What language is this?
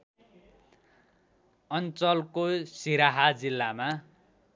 Nepali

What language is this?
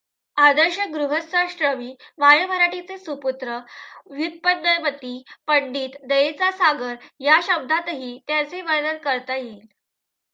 Marathi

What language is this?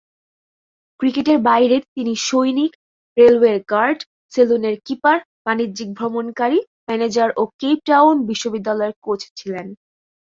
Bangla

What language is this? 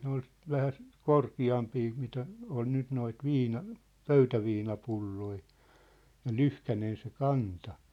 Finnish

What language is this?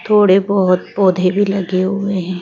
Hindi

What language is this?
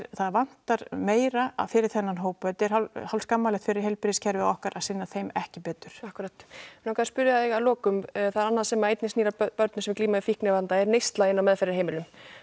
Icelandic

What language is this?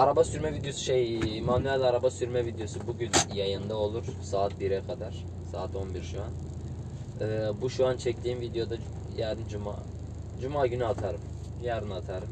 Turkish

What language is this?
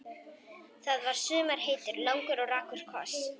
Icelandic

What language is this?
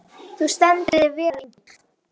Icelandic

